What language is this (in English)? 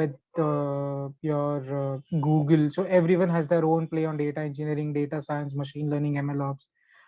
English